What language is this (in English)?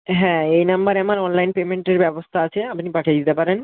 Bangla